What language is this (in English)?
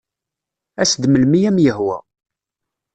Kabyle